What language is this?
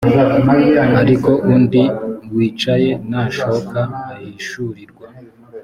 Kinyarwanda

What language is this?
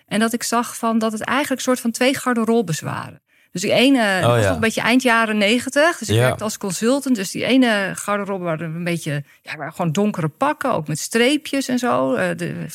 Dutch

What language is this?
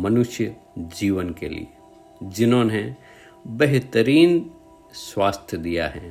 Hindi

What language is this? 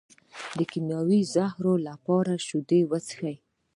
Pashto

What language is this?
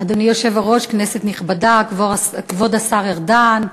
Hebrew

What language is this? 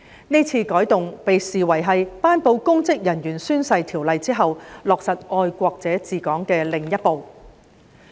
Cantonese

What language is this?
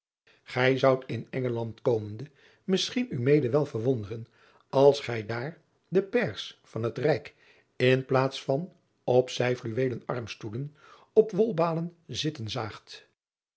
Dutch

